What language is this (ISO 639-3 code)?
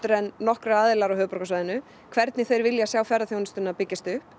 isl